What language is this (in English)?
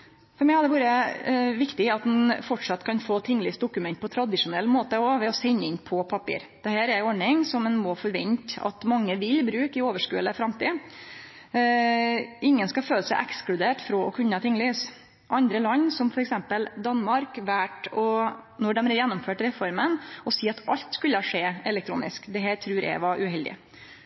Norwegian Nynorsk